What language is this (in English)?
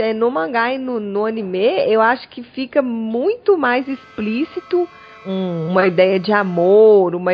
Portuguese